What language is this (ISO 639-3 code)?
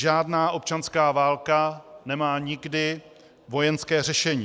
ces